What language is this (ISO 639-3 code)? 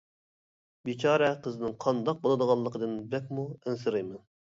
uig